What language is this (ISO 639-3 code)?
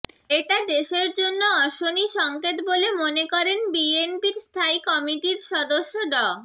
ben